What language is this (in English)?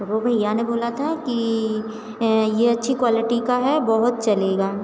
Hindi